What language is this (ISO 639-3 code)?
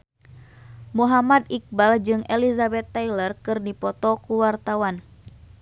sun